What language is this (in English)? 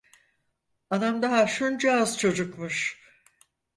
Turkish